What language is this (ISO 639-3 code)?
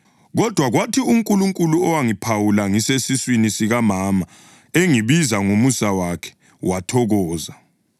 nde